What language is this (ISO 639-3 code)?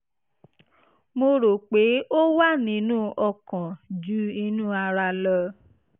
yor